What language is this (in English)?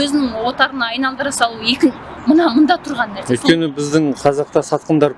Turkish